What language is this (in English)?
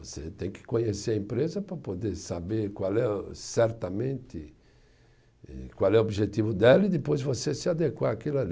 Portuguese